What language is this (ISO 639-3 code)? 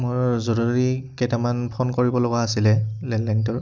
asm